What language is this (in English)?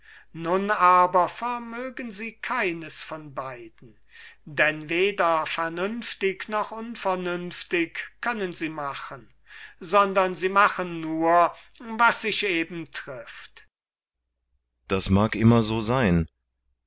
German